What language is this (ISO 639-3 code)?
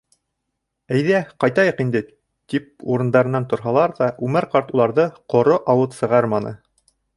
bak